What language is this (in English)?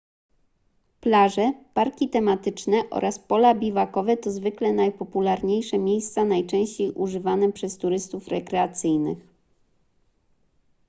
Polish